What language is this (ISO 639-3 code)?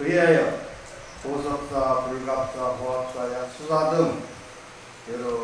kor